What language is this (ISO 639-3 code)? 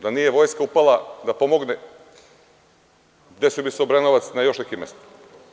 srp